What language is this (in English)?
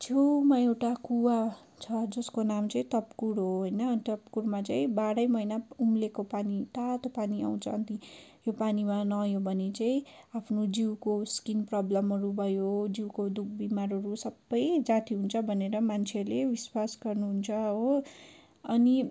Nepali